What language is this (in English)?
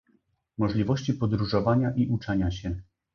Polish